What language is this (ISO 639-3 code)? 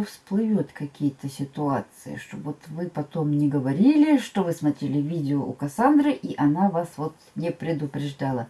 rus